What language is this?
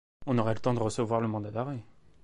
French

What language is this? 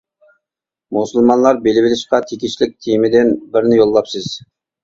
Uyghur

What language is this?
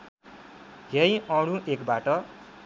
Nepali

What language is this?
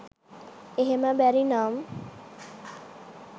Sinhala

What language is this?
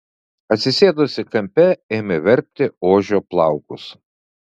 Lithuanian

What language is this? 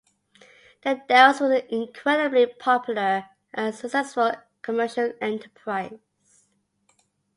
English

